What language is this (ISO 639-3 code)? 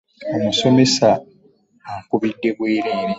lug